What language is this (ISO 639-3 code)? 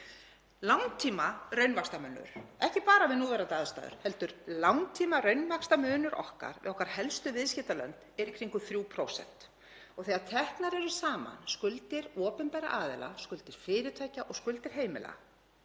isl